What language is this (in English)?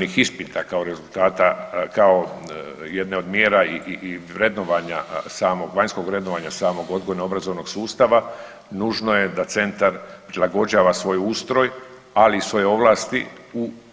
Croatian